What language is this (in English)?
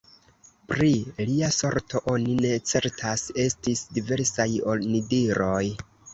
Esperanto